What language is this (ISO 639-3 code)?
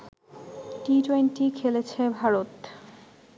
ben